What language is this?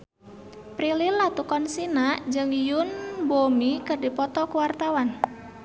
Sundanese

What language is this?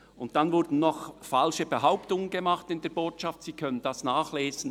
Swiss German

